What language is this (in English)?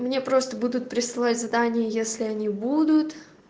Russian